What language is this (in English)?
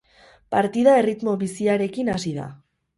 Basque